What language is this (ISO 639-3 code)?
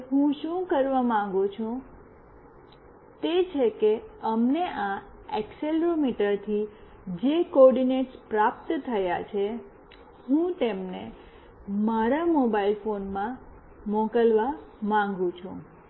guj